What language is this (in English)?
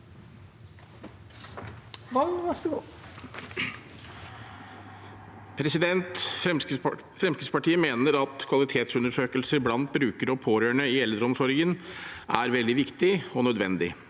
Norwegian